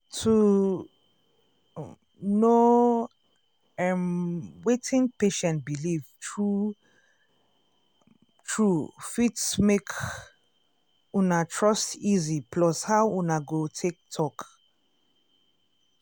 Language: Nigerian Pidgin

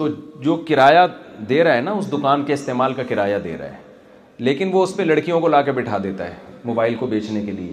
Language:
Urdu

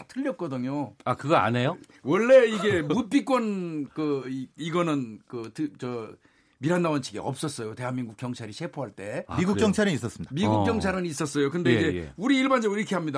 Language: Korean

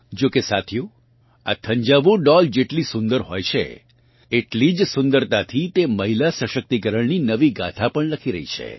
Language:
Gujarati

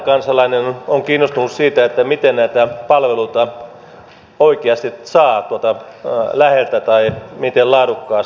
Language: Finnish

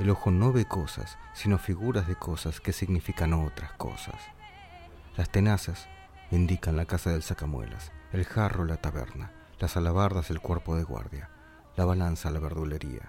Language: Spanish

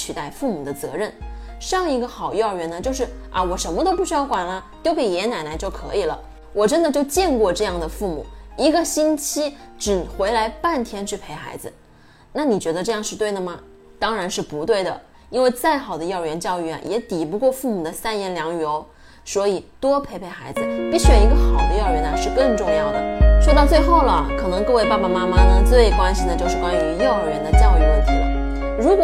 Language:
Chinese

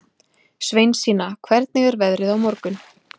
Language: Icelandic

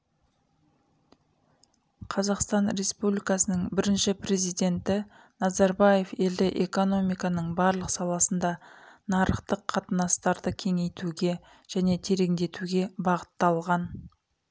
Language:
Kazakh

